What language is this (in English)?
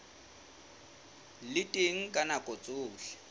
Southern Sotho